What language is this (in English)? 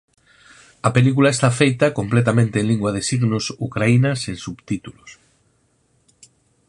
Galician